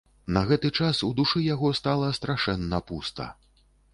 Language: Belarusian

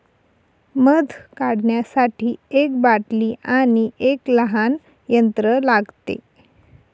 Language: Marathi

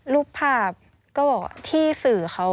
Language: Thai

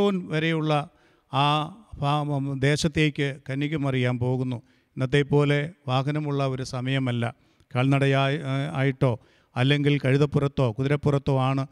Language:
Malayalam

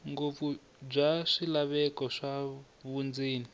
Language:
Tsonga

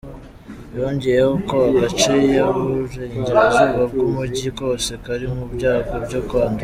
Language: Kinyarwanda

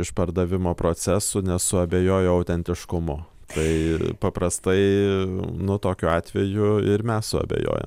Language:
Lithuanian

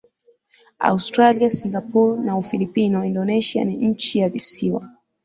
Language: Swahili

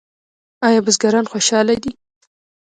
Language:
Pashto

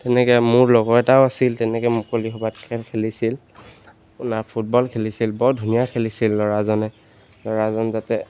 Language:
Assamese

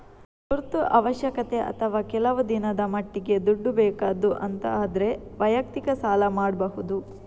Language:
Kannada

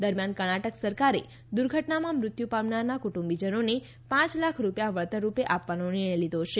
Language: Gujarati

